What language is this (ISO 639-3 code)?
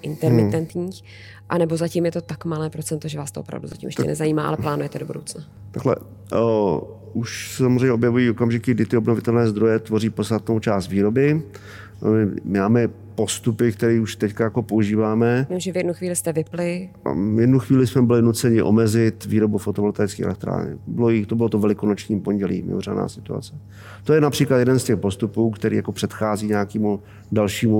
ces